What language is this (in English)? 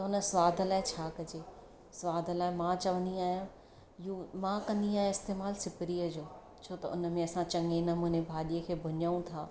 Sindhi